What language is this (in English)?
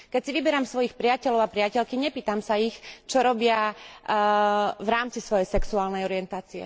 Slovak